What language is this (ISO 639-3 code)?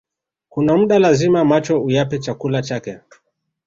swa